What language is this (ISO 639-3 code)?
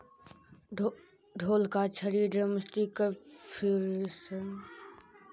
mag